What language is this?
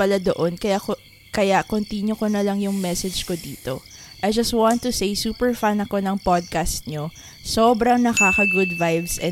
Filipino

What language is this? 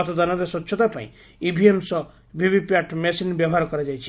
Odia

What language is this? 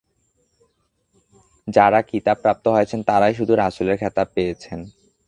Bangla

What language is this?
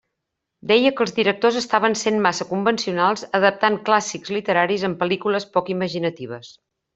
Catalan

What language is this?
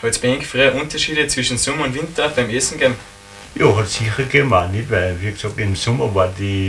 German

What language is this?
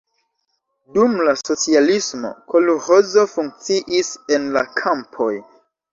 Esperanto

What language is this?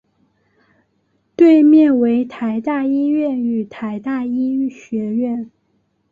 Chinese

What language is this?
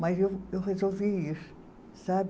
Portuguese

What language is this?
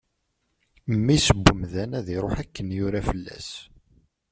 Kabyle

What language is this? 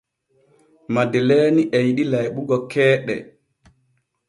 Borgu Fulfulde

